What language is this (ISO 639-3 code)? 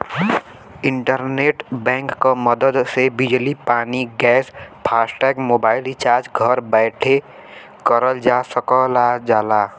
bho